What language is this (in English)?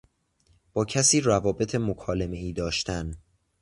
Persian